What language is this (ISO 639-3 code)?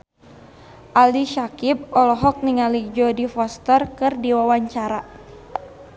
sun